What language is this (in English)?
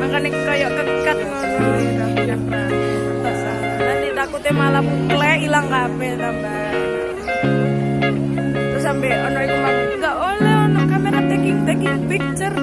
Indonesian